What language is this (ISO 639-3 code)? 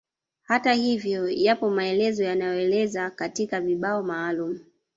swa